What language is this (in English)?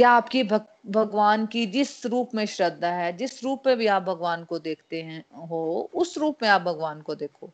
Hindi